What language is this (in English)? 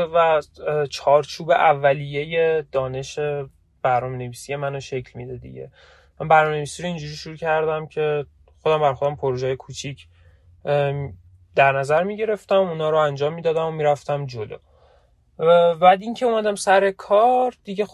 Persian